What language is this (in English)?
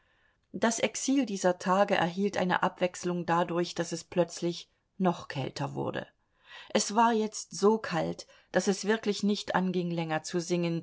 German